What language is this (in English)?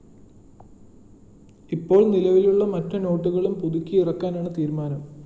Malayalam